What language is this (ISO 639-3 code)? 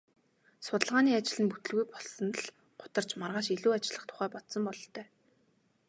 mon